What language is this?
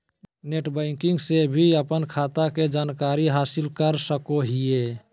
Magahi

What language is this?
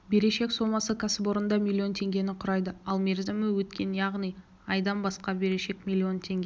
Kazakh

